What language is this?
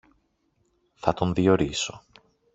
Greek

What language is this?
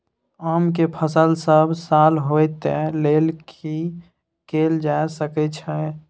Maithili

